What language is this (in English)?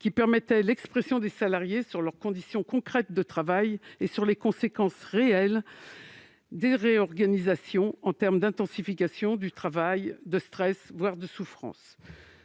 French